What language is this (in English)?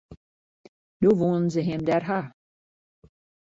Western Frisian